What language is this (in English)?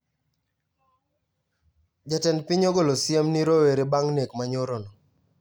Luo (Kenya and Tanzania)